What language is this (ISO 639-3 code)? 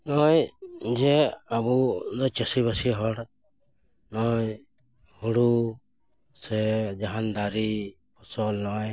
sat